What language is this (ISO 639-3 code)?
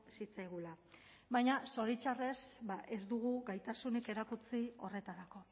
eus